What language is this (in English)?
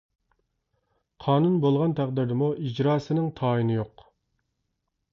Uyghur